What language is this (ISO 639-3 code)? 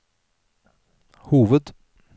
nor